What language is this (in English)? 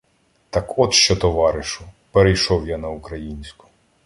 Ukrainian